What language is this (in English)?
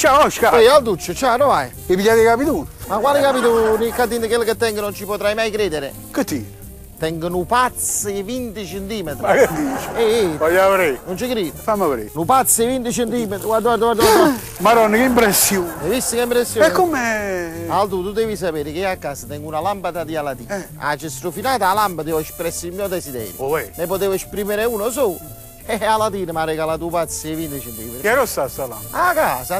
Italian